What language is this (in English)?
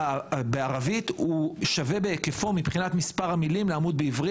Hebrew